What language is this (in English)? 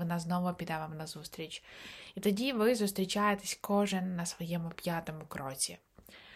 Ukrainian